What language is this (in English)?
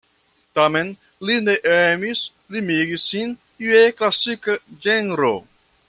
Esperanto